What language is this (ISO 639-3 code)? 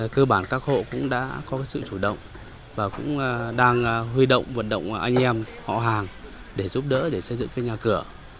vie